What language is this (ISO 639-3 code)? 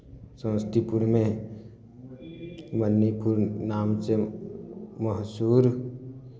mai